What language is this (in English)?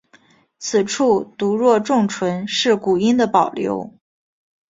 Chinese